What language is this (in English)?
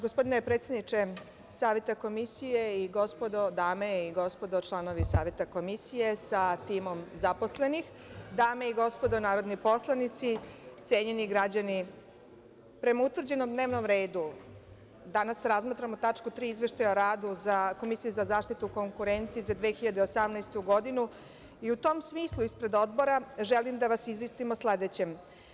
Serbian